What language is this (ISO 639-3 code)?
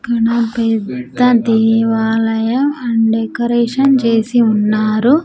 tel